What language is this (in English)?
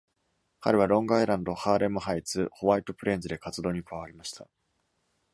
Japanese